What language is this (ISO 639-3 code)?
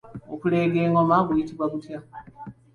lug